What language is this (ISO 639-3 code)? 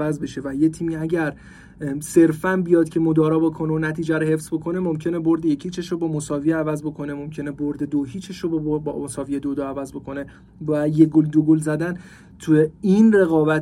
fas